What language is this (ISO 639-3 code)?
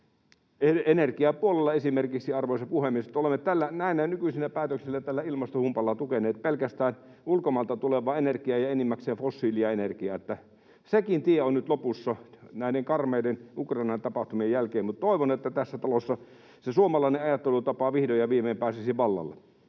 fin